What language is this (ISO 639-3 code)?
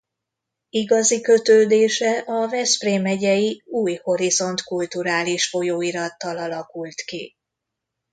hun